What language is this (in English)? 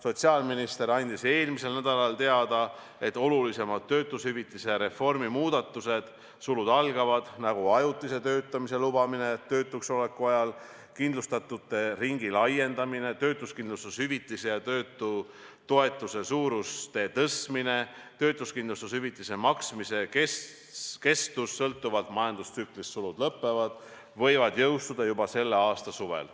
Estonian